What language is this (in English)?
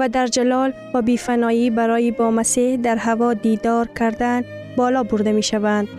Persian